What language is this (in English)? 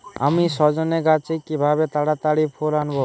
Bangla